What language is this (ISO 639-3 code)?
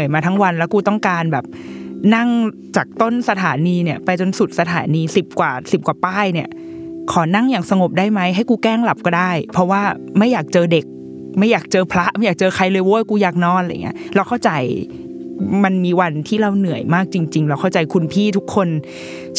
tha